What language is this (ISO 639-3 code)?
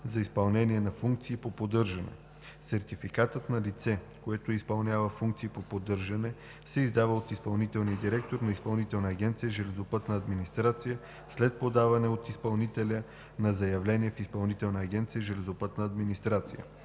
bul